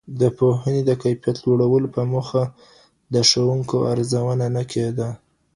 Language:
Pashto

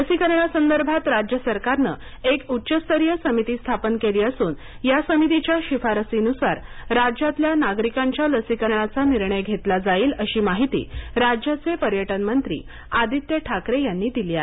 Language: Marathi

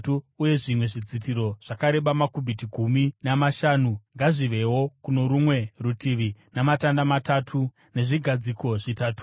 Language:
Shona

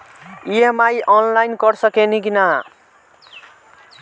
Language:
Bhojpuri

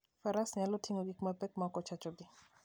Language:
Luo (Kenya and Tanzania)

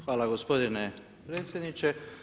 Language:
Croatian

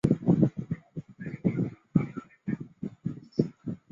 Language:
Chinese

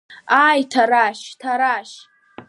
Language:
Abkhazian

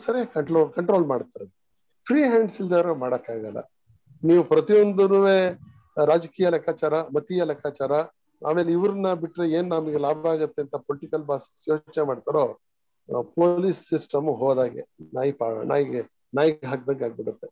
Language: Kannada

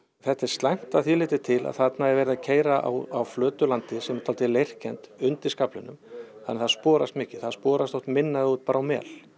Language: Icelandic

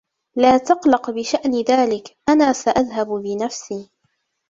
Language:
Arabic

